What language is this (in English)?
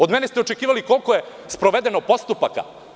Serbian